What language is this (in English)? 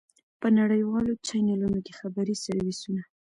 Pashto